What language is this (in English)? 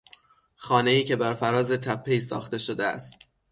Persian